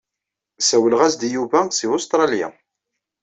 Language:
Kabyle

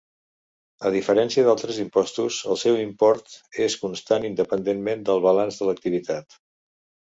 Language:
Catalan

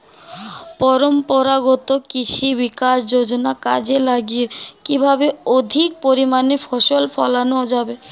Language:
Bangla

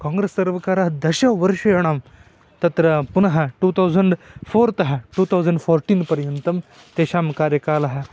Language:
Sanskrit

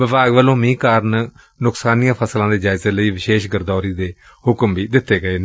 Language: Punjabi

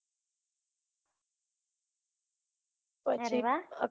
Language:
Gujarati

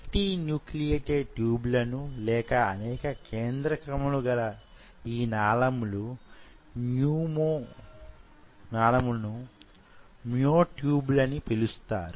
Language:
Telugu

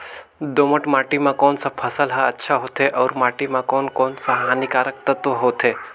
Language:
Chhattisgarhi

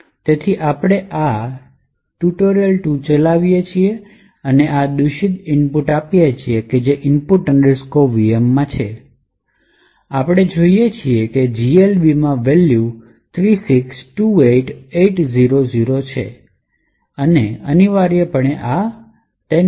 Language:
Gujarati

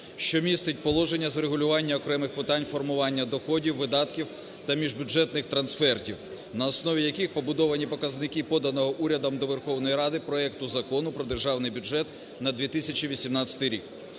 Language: Ukrainian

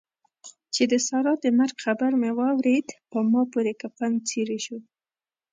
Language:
Pashto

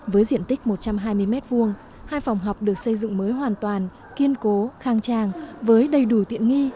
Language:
Vietnamese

